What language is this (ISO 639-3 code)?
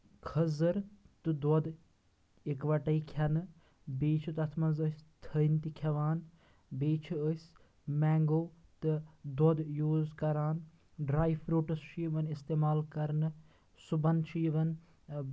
kas